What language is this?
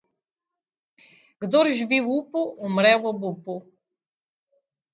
Slovenian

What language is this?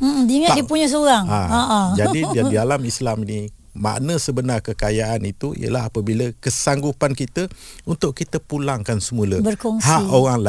Malay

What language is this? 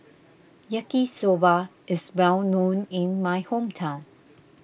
English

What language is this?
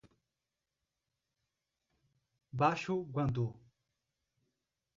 Portuguese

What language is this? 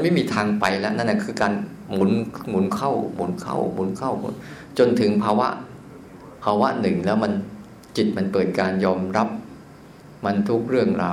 Thai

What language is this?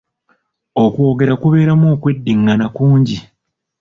Ganda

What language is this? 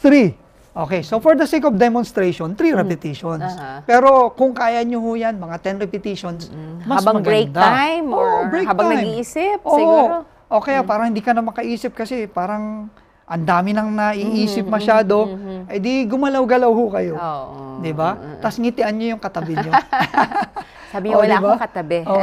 Filipino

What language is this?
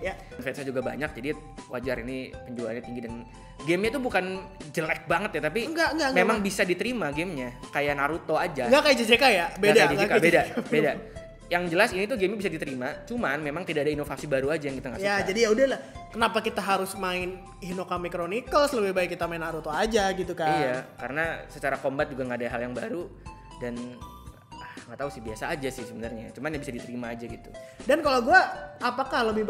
Indonesian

